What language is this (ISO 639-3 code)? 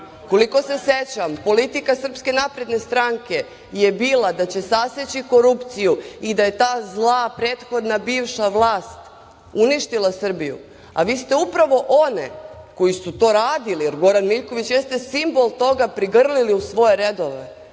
srp